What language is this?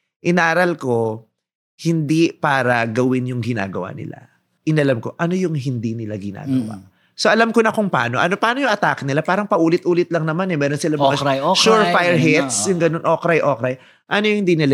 Filipino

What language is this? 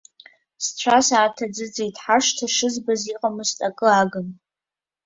Abkhazian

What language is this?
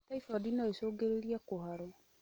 Kikuyu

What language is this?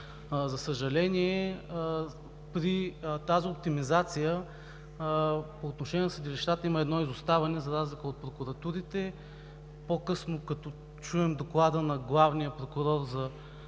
Bulgarian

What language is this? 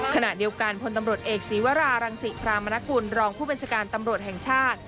Thai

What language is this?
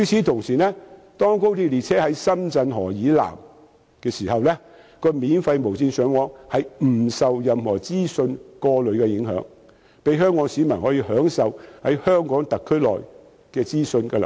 Cantonese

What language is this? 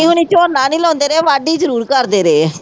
Punjabi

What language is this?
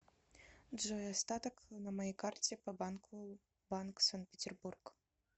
Russian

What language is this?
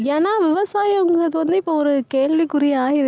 Tamil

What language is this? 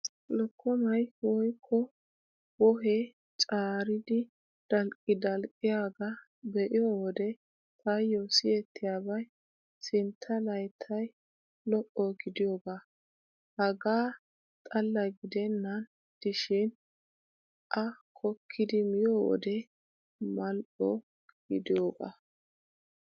Wolaytta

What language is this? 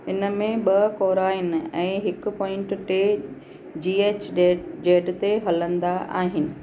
Sindhi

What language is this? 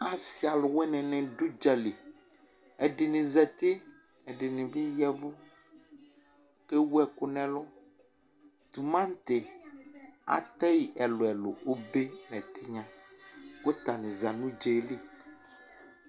Ikposo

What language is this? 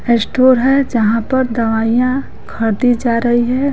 Hindi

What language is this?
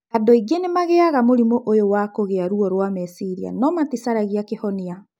Kikuyu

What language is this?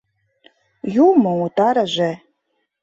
Mari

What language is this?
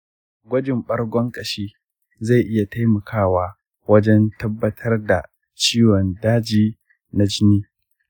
Hausa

